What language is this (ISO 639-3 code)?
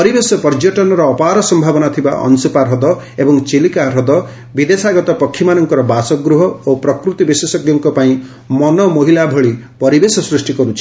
ori